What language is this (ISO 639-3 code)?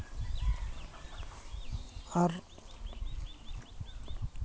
sat